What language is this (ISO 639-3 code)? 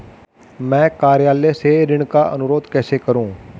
hin